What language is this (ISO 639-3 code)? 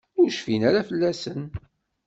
kab